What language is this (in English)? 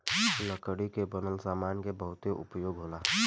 Bhojpuri